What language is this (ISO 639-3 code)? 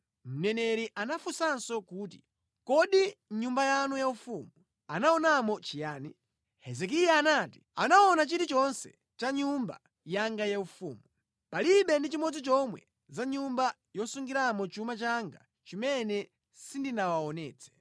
nya